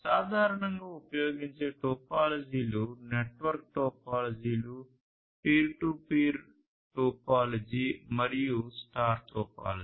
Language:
Telugu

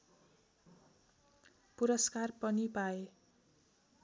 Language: Nepali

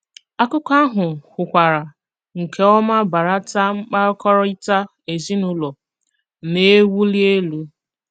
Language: Igbo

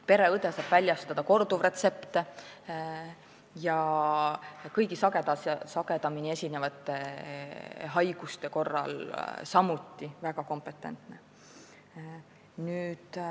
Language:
Estonian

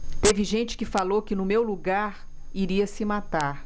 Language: Portuguese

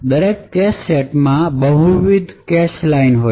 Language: Gujarati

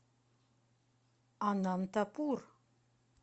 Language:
Russian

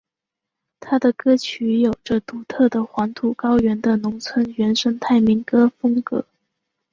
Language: Chinese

